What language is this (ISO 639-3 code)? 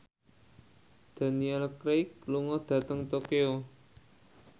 jav